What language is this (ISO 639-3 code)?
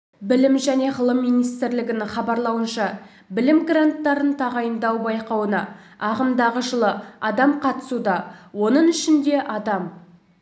kaz